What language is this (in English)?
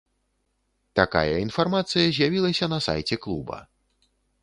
Belarusian